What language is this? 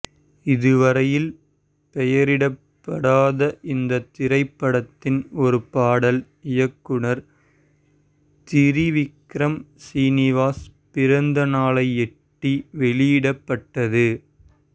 Tamil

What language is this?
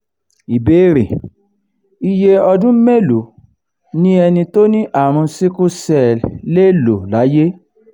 Yoruba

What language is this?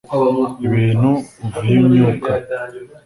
Kinyarwanda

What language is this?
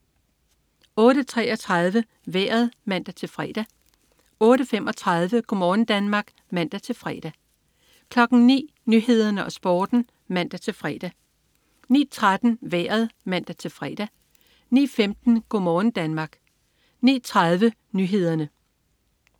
Danish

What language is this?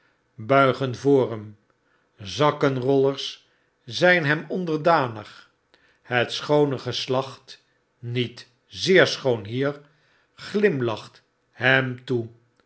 Dutch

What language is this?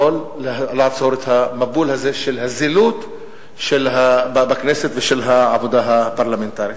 Hebrew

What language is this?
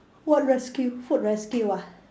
English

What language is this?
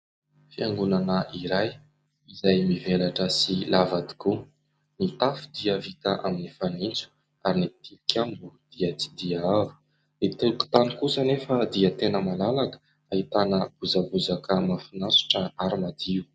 Malagasy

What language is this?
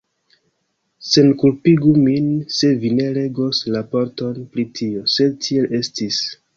Esperanto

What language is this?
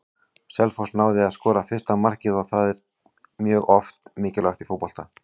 Icelandic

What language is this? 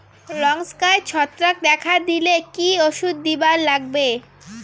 Bangla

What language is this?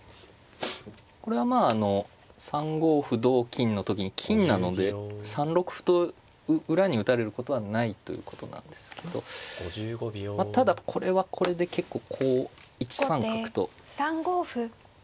Japanese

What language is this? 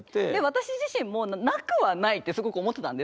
Japanese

